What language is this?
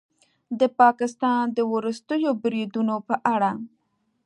Pashto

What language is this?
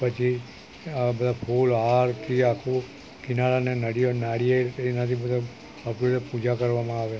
Gujarati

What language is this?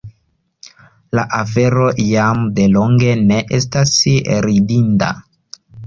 Esperanto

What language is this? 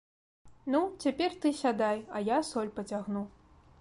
Belarusian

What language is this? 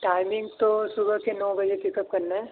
Urdu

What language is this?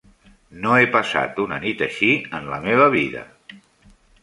Catalan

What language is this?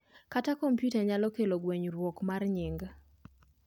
Luo (Kenya and Tanzania)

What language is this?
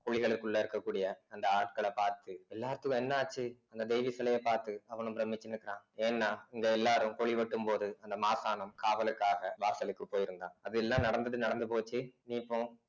Tamil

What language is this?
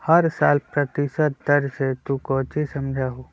Magahi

